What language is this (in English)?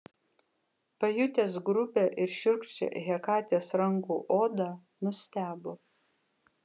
Lithuanian